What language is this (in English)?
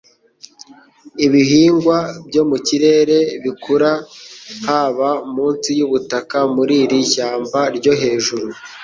Kinyarwanda